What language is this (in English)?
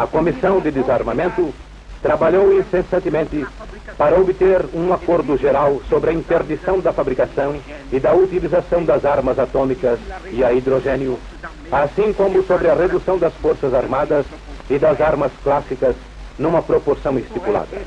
Portuguese